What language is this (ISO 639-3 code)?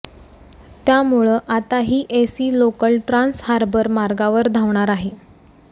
mar